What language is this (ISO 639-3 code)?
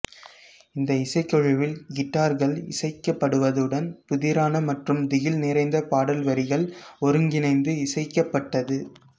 tam